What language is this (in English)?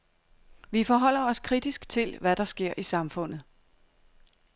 Danish